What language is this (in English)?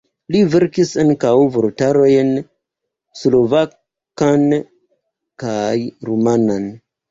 Esperanto